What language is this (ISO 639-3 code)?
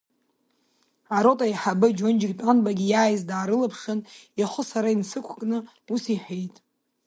abk